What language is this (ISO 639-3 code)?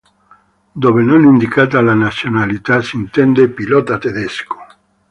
ita